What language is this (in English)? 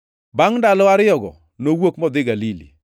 Luo (Kenya and Tanzania)